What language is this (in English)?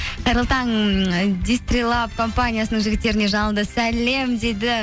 Kazakh